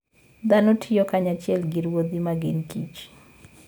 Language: Luo (Kenya and Tanzania)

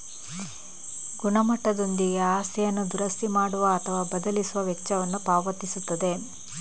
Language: Kannada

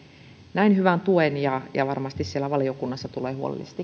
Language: Finnish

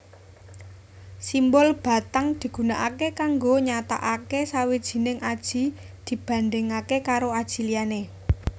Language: Javanese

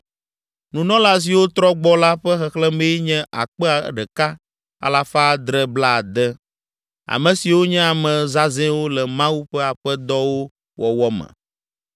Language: Ewe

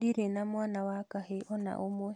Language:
Kikuyu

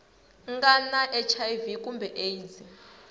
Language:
Tsonga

